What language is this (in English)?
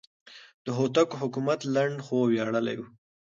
Pashto